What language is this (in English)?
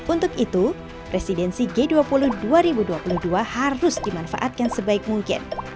Indonesian